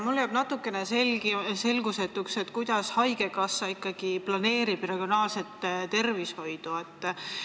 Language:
Estonian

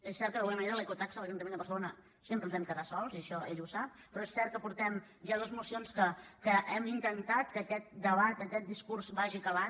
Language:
Catalan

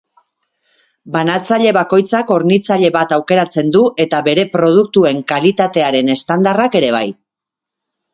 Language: Basque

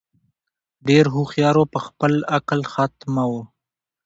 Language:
Pashto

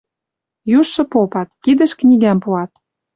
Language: Western Mari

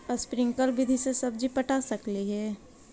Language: Magahi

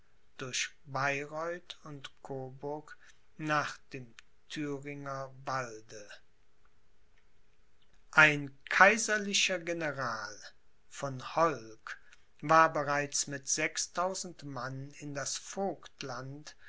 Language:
German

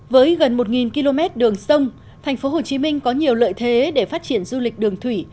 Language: Vietnamese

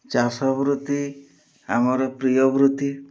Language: Odia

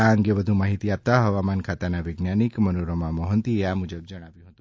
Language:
Gujarati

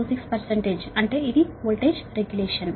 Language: Telugu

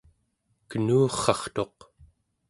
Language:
Central Yupik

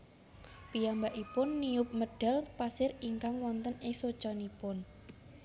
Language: Javanese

